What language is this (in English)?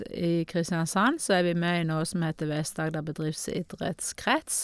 Norwegian